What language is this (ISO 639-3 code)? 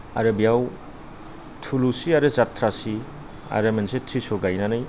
brx